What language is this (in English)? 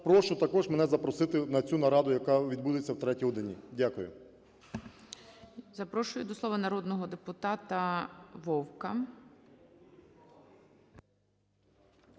Ukrainian